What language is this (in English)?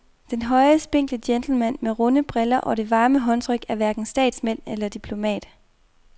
Danish